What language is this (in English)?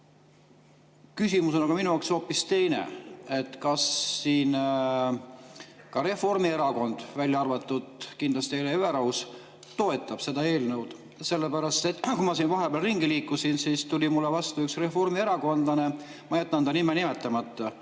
Estonian